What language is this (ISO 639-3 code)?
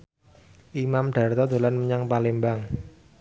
jav